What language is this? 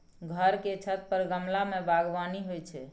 Maithili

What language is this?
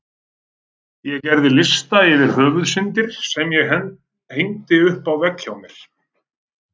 Icelandic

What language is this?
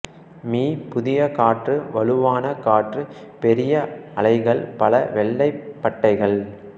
Tamil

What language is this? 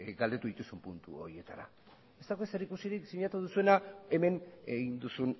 Basque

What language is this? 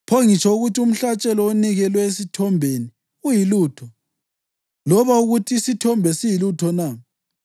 North Ndebele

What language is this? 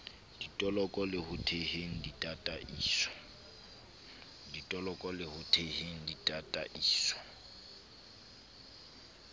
Southern Sotho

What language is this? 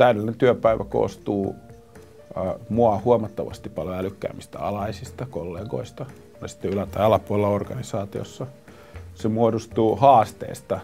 Finnish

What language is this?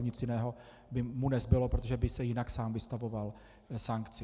Czech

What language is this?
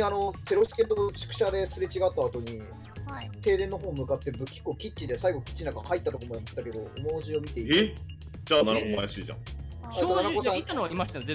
Japanese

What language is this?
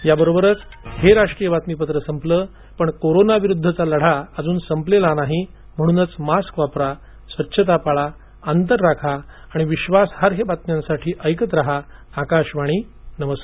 Marathi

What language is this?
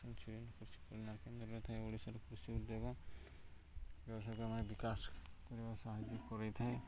Odia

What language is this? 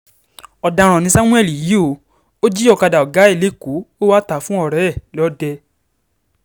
Yoruba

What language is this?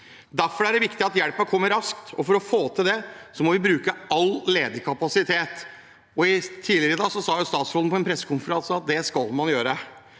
Norwegian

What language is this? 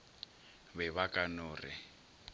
Northern Sotho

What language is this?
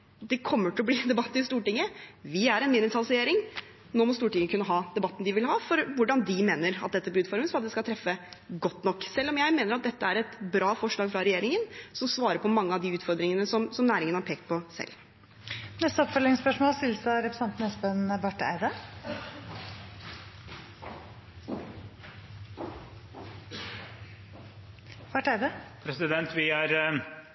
Norwegian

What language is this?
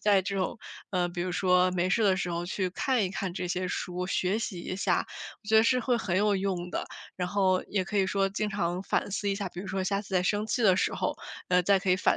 Chinese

